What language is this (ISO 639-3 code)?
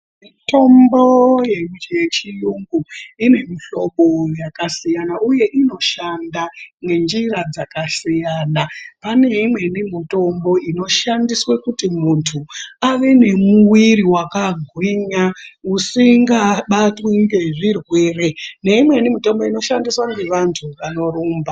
ndc